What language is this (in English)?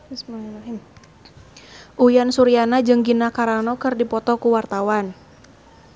Sundanese